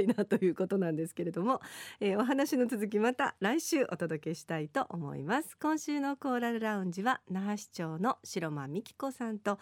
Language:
Japanese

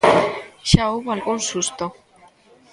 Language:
Galician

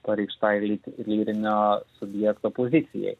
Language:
Lithuanian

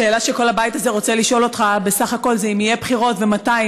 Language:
Hebrew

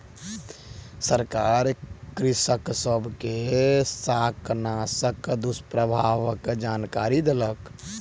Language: Maithili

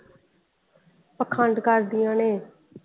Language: Punjabi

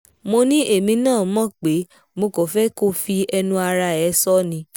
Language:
Yoruba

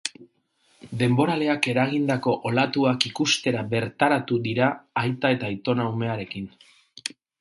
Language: Basque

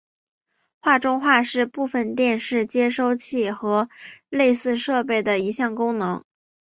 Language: Chinese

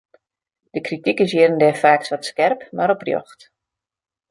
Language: Western Frisian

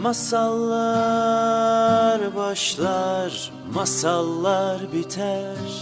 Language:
Turkish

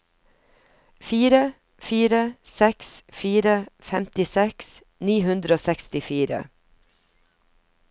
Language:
Norwegian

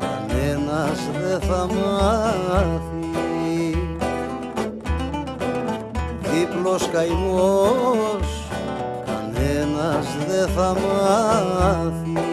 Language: Greek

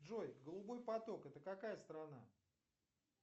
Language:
Russian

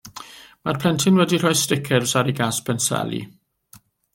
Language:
Welsh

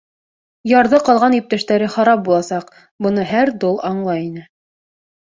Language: Bashkir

